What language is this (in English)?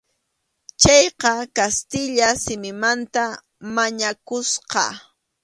Arequipa-La Unión Quechua